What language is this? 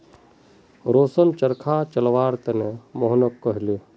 Magahi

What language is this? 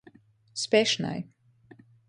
Latgalian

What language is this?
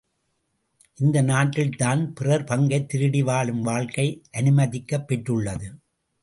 Tamil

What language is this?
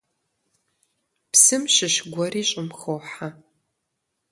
Kabardian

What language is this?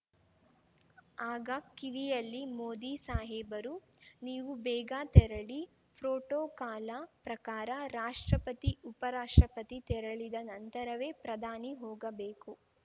Kannada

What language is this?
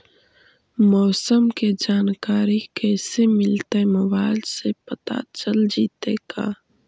Magahi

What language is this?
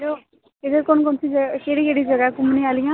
Dogri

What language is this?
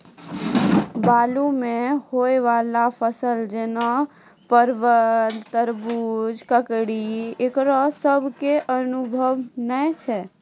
Maithili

